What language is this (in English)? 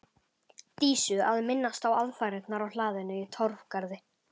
Icelandic